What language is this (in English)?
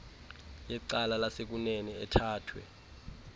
Xhosa